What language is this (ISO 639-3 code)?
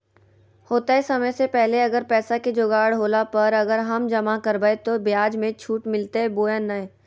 mag